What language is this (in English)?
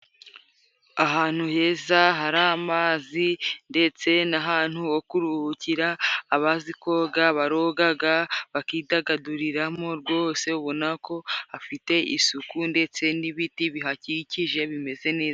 Kinyarwanda